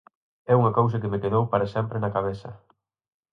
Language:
Galician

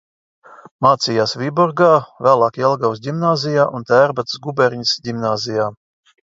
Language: Latvian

